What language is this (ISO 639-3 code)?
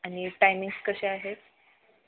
mar